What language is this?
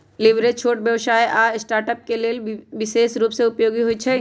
Magahi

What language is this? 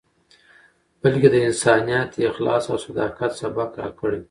Pashto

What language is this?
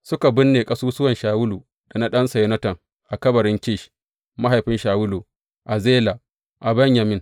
Hausa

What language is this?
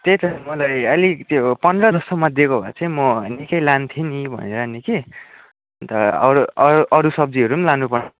Nepali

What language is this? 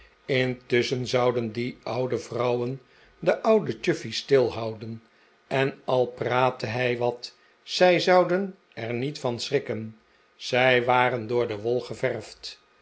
Dutch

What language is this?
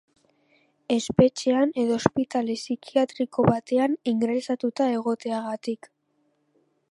Basque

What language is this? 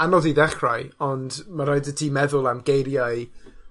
Welsh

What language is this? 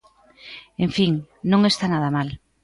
Galician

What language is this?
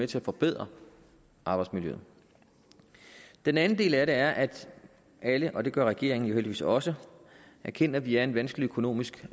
Danish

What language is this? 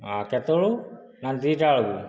Odia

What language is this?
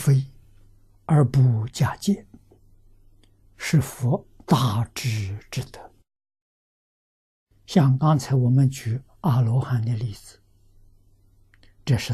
Chinese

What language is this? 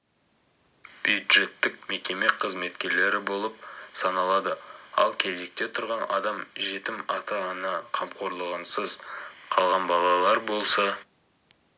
Kazakh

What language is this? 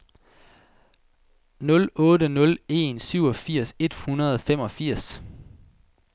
Danish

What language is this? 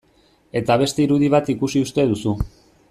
Basque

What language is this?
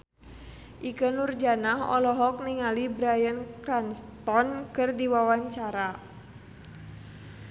Sundanese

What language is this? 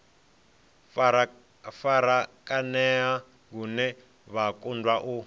Venda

